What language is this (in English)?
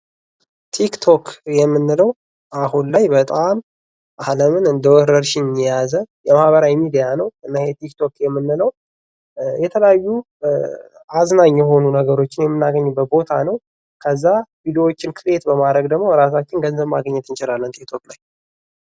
Amharic